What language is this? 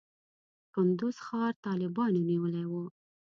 Pashto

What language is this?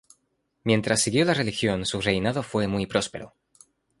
Spanish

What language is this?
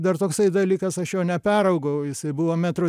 Lithuanian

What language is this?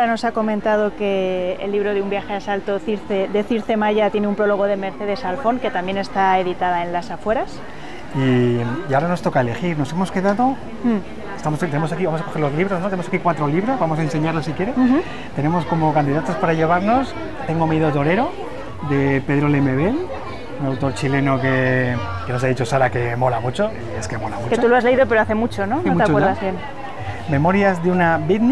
Spanish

